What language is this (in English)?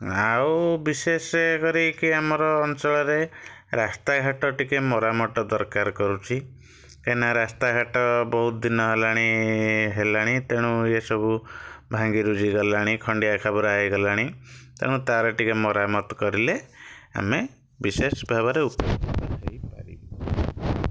Odia